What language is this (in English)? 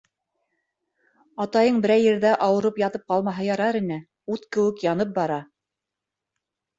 Bashkir